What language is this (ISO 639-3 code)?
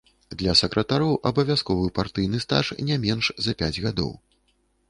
bel